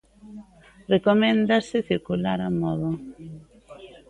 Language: Galician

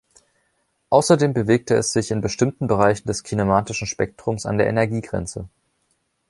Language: German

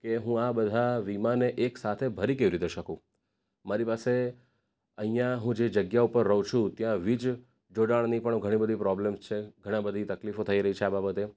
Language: Gujarati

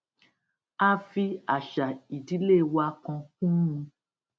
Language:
Yoruba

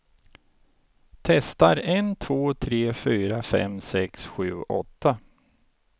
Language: Swedish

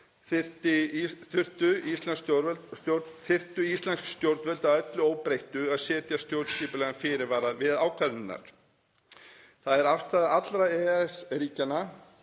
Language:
Icelandic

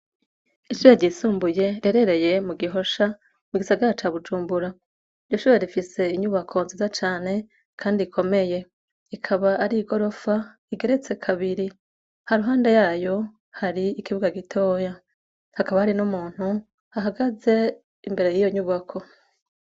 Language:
Rundi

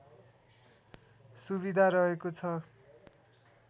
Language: Nepali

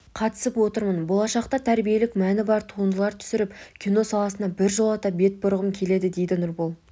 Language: Kazakh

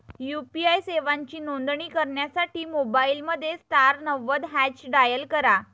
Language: Marathi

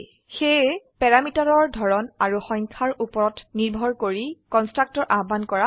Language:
Assamese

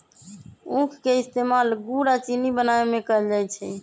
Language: Magahi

